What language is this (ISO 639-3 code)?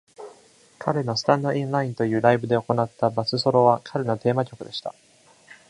jpn